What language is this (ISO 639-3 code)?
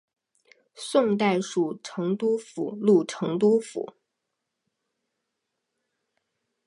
zho